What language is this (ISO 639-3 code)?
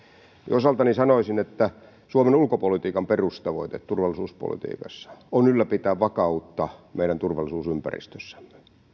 fin